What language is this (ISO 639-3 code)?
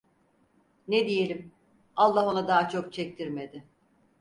tur